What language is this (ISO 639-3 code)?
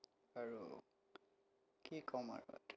asm